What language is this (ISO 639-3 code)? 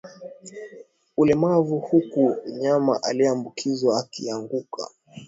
swa